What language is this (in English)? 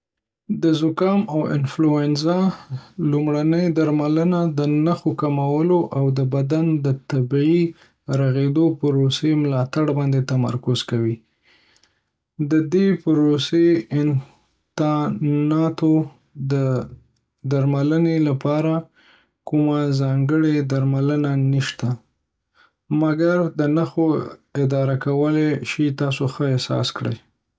Pashto